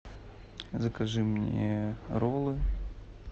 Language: Russian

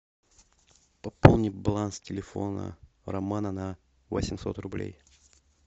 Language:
Russian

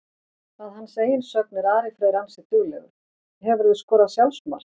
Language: Icelandic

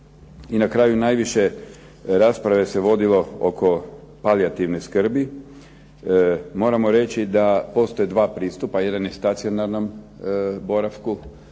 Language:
Croatian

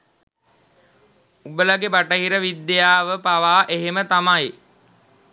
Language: Sinhala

